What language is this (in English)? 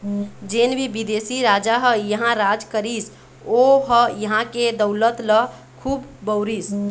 Chhattisgarhi